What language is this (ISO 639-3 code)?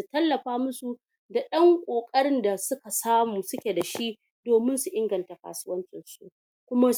hau